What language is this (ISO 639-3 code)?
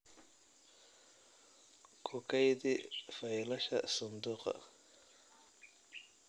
som